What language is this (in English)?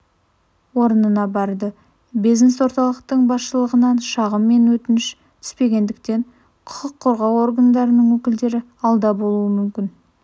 Kazakh